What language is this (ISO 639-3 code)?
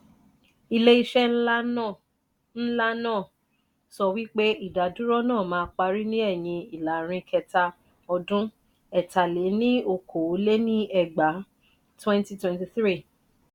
yor